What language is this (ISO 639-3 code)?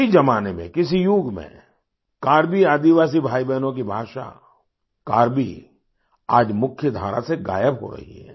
hin